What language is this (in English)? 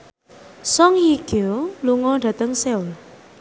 Javanese